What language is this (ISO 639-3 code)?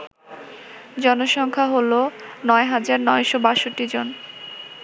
ben